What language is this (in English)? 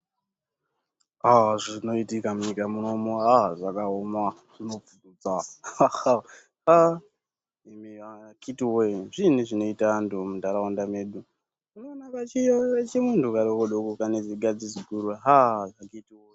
Ndau